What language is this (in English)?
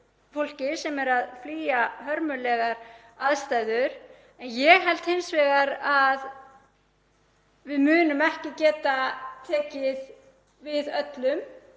Icelandic